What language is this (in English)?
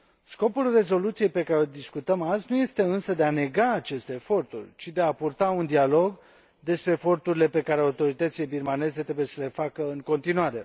Romanian